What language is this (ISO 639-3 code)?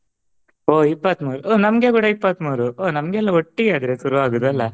kan